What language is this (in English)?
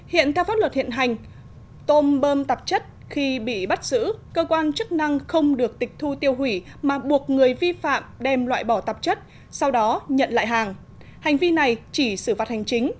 Vietnamese